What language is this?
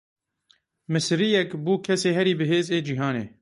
Kurdish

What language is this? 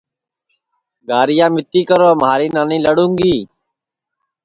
Sansi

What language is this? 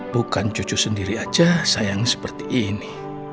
Indonesian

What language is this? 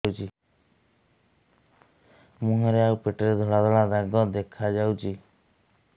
Odia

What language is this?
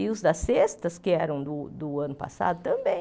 Portuguese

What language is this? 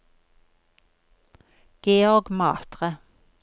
Norwegian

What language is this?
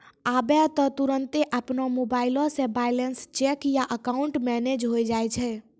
Maithili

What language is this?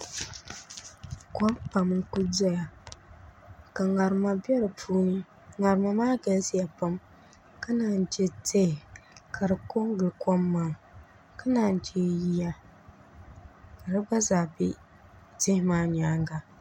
Dagbani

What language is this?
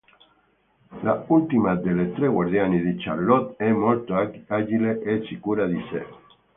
Italian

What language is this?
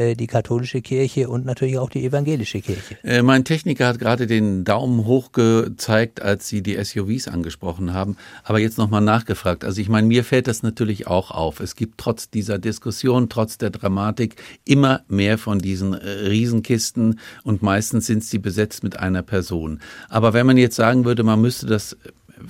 German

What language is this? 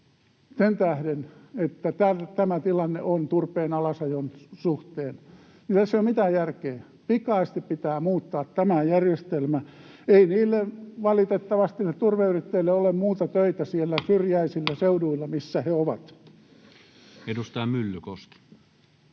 Finnish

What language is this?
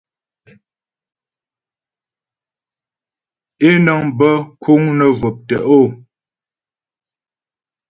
Ghomala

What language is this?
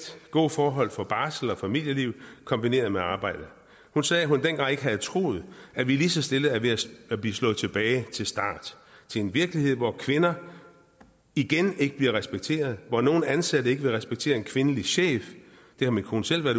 Danish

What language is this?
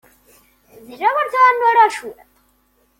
Kabyle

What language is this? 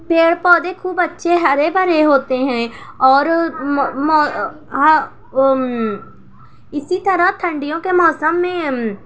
Urdu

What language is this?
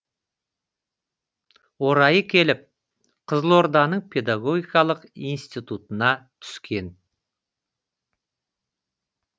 Kazakh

